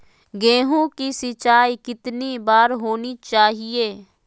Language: Magahi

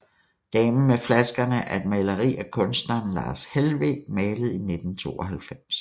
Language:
Danish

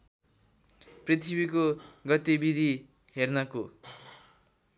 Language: Nepali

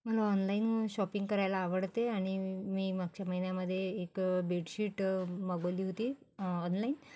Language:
Marathi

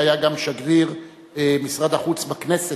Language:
Hebrew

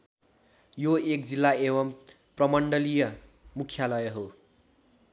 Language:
Nepali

